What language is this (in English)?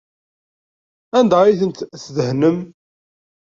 Kabyle